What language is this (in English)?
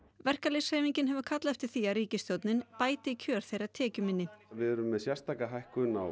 Icelandic